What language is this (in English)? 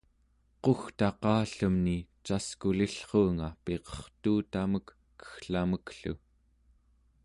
Central Yupik